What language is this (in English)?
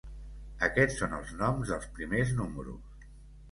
Catalan